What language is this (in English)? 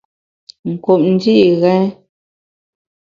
Bamun